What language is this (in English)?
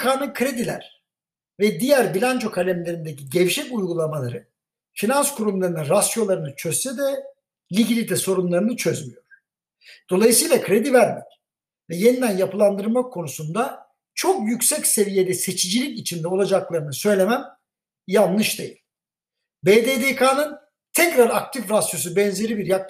Turkish